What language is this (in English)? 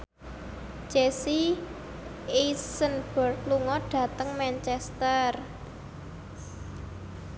Javanese